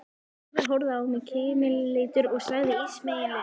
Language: Icelandic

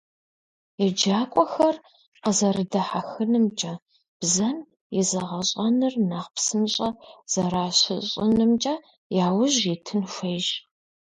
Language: Kabardian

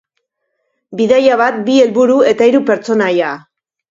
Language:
Basque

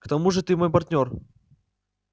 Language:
Russian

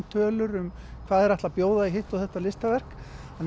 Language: Icelandic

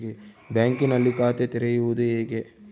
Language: Kannada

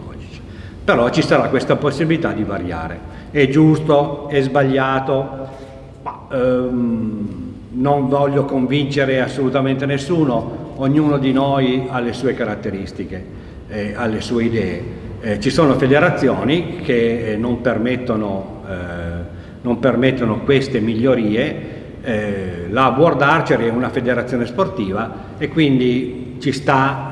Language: Italian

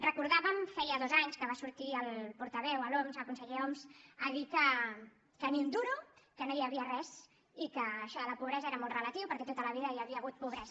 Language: Catalan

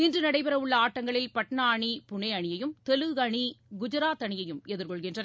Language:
Tamil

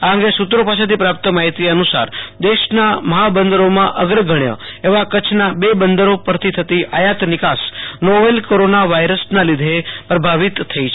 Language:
Gujarati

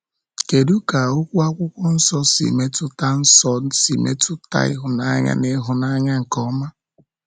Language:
Igbo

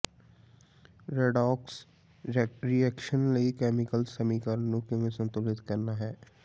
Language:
Punjabi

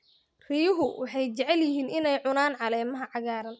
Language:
Somali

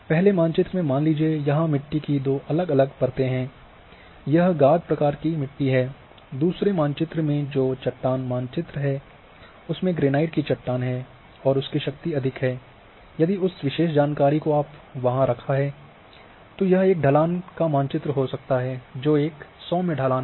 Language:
Hindi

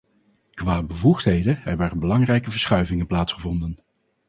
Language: Dutch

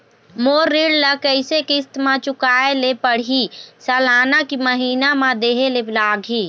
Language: Chhattisgarhi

